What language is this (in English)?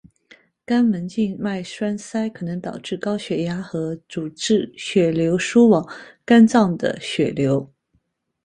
Chinese